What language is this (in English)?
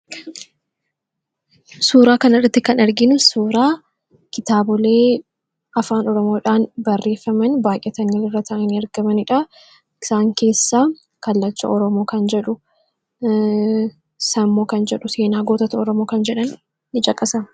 Oromo